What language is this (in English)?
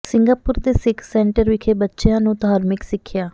Punjabi